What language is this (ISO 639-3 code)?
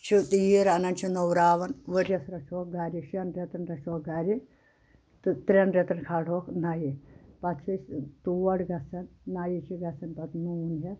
kas